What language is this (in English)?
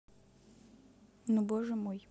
Russian